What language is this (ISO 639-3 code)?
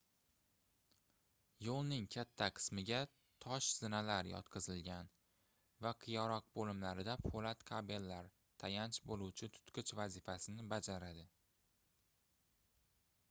uzb